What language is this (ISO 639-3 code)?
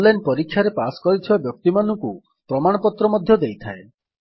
ori